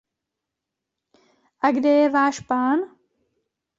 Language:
Czech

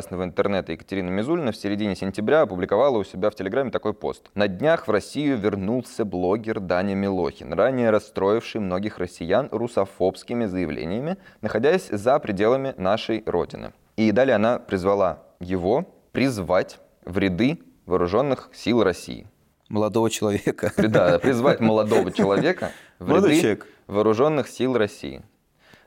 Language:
Russian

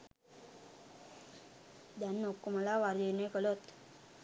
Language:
Sinhala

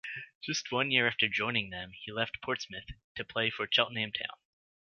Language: English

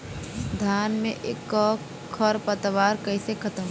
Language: Bhojpuri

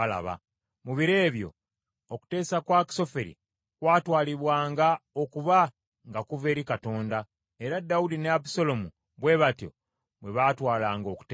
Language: Ganda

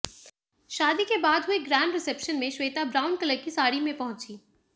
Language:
Hindi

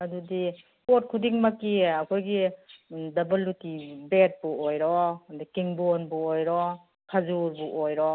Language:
Manipuri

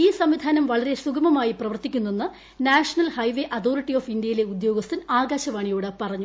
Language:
Malayalam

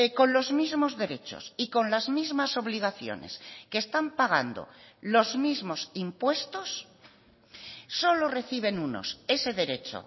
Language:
Spanish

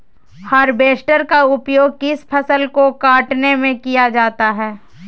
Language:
Magahi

